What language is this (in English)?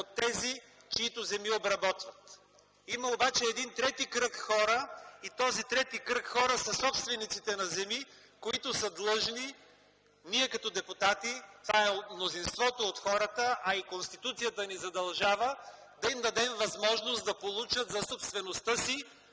Bulgarian